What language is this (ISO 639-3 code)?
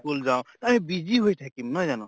asm